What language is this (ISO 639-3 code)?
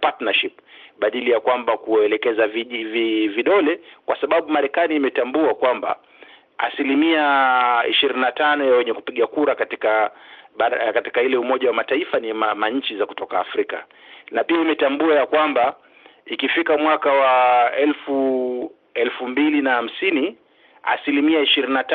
swa